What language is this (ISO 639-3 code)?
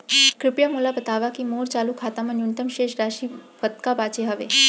hne